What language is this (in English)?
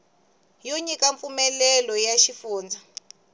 Tsonga